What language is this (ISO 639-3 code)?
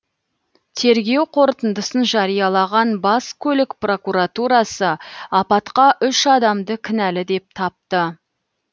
kaz